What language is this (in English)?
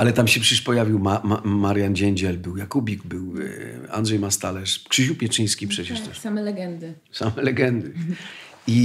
Polish